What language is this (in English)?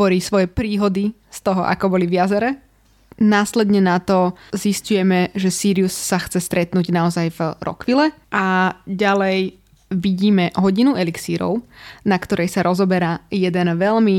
Slovak